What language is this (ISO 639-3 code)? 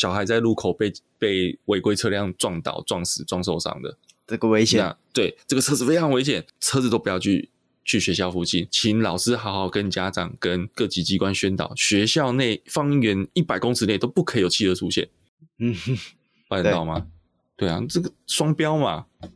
zho